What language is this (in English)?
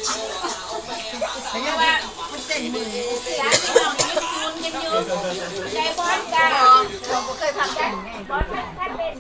Thai